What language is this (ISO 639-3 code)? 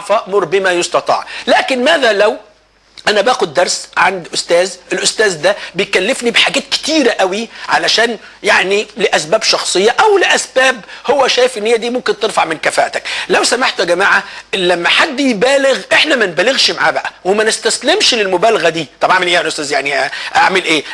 ara